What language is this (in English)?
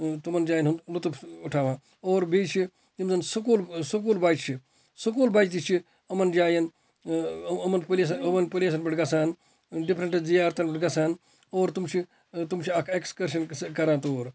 Kashmiri